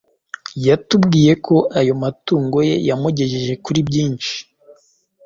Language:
Kinyarwanda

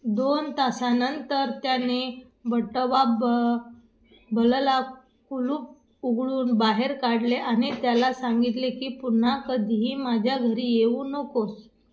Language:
Marathi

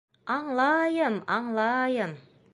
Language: Bashkir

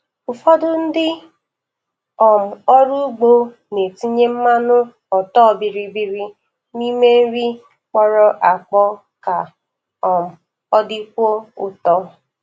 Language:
Igbo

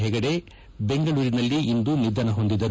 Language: Kannada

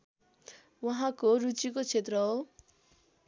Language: Nepali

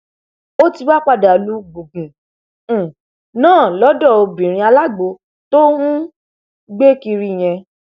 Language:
Yoruba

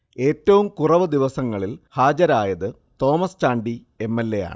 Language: Malayalam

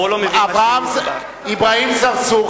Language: Hebrew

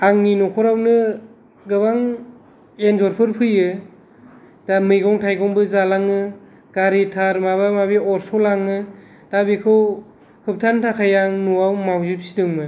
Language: Bodo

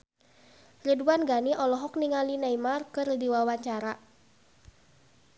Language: Sundanese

